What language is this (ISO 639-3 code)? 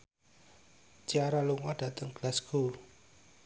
jav